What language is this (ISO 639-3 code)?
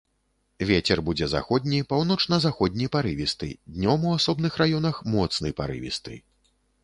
bel